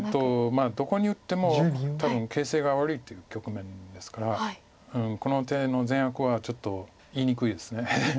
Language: Japanese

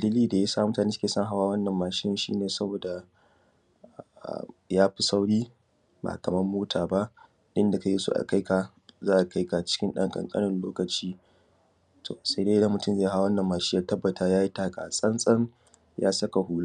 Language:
Hausa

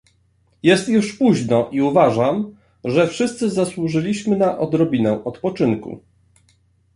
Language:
Polish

